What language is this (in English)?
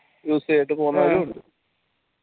Malayalam